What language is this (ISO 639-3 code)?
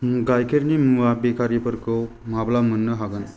brx